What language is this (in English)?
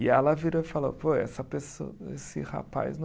Portuguese